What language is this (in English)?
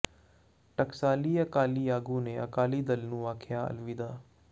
Punjabi